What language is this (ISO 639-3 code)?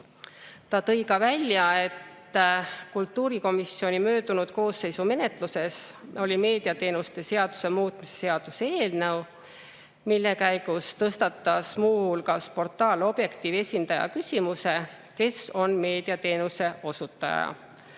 est